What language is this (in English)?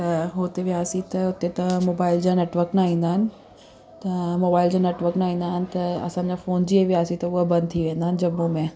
Sindhi